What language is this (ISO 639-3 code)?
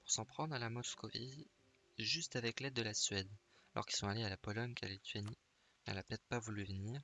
fra